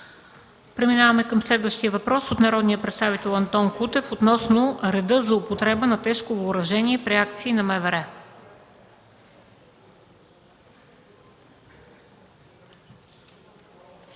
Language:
Bulgarian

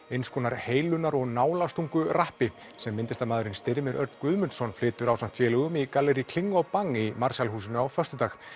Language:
Icelandic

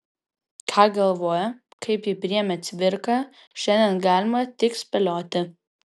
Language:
Lithuanian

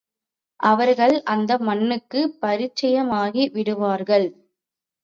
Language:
Tamil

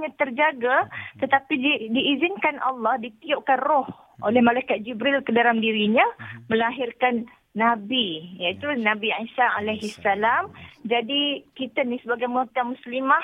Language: Malay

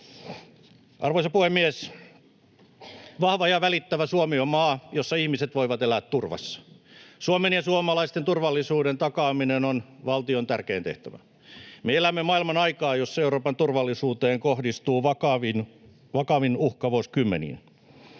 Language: Finnish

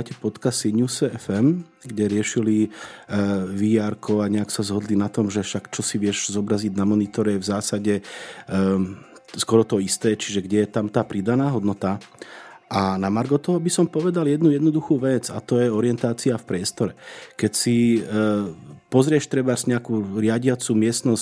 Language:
Slovak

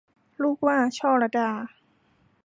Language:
Thai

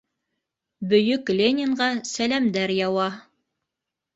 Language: Bashkir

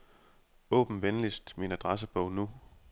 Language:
Danish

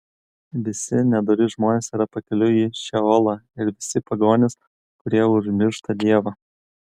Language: Lithuanian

